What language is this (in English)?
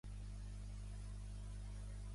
Catalan